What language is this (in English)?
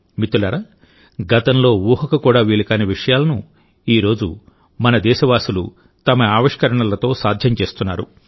Telugu